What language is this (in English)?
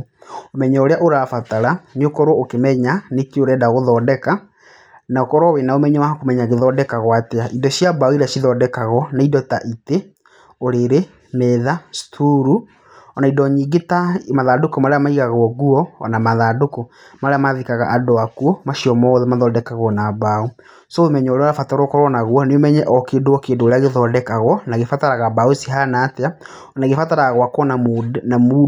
Kikuyu